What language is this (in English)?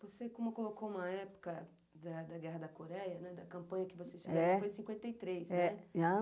Portuguese